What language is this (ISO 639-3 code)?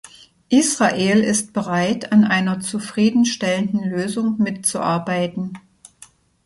deu